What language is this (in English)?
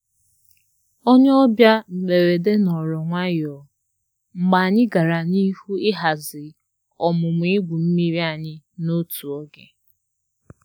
Igbo